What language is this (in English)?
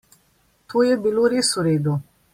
Slovenian